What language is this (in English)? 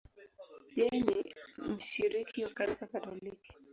Swahili